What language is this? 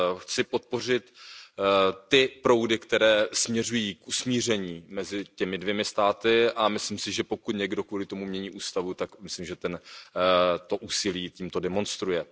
Czech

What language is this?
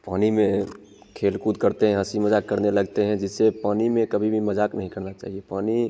Hindi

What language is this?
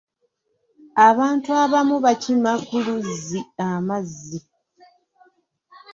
Ganda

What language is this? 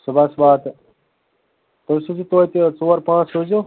Kashmiri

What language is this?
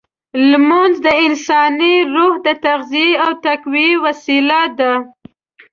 Pashto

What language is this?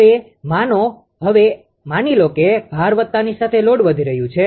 Gujarati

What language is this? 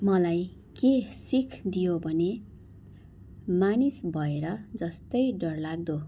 Nepali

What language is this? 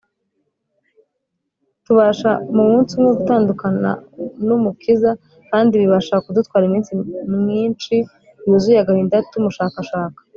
Kinyarwanda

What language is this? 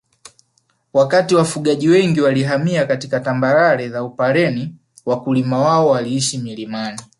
Swahili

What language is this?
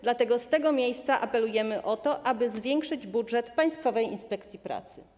Polish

